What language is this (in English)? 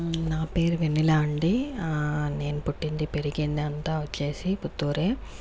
Telugu